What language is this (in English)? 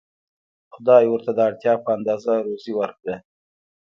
Pashto